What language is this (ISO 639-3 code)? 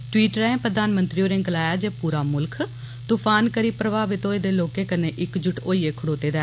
doi